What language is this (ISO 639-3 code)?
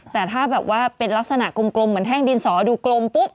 tha